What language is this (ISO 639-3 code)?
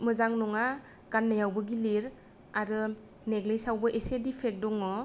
brx